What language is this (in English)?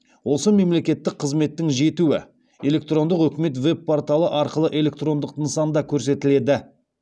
Kazakh